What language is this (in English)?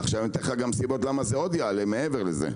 Hebrew